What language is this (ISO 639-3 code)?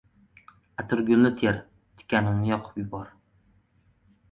uzb